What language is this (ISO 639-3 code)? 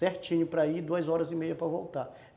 por